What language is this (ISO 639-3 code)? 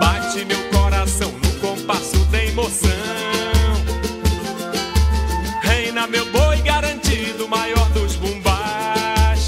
por